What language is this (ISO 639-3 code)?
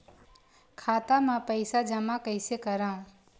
hne